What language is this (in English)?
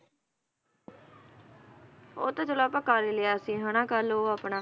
Punjabi